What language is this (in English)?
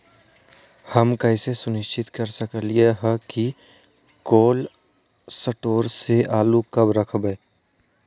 Magahi